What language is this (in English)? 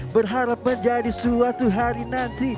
Indonesian